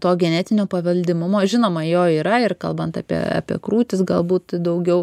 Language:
Lithuanian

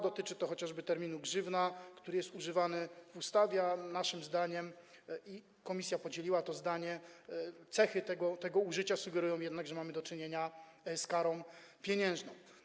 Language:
Polish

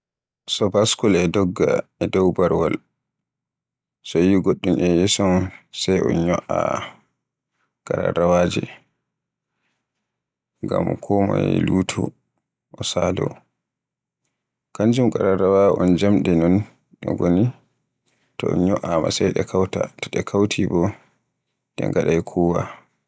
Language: Borgu Fulfulde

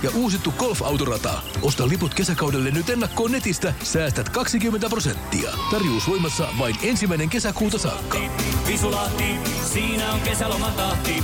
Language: Finnish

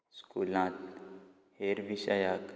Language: Konkani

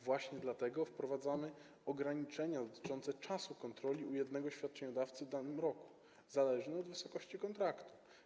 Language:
Polish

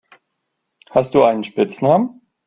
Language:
German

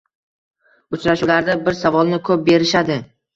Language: Uzbek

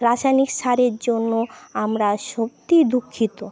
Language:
Bangla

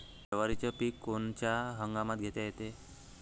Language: Marathi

